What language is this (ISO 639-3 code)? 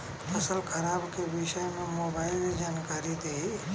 bho